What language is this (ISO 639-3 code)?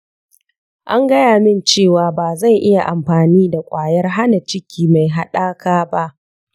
hau